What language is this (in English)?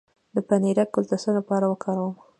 Pashto